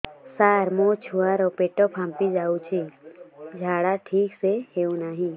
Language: Odia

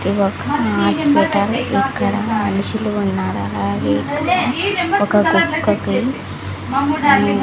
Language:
Telugu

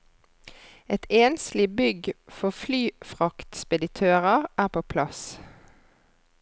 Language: Norwegian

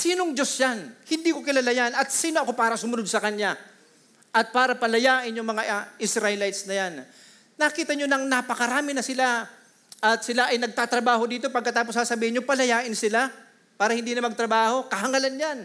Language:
Filipino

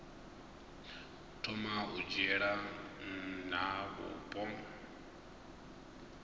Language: Venda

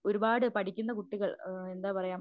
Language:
Malayalam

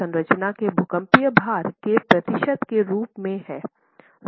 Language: Hindi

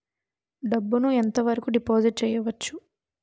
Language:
Telugu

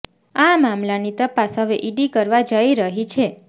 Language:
Gujarati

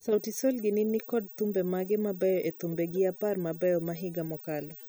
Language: Luo (Kenya and Tanzania)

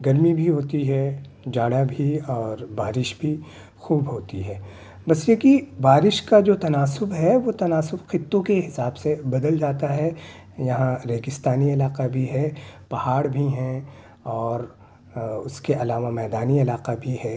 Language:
Urdu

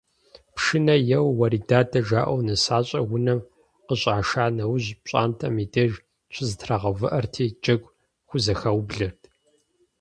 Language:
Kabardian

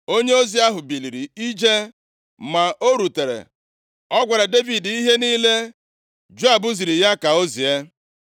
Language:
Igbo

